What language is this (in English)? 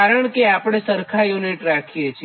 Gujarati